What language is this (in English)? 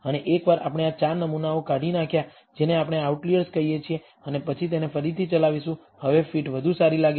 Gujarati